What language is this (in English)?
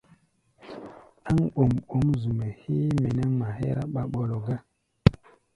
Gbaya